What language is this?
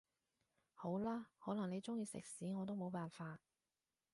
Cantonese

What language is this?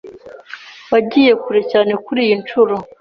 Kinyarwanda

